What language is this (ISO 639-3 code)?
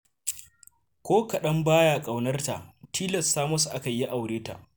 hau